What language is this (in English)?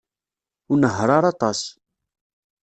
Kabyle